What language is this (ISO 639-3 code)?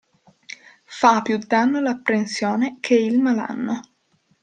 ita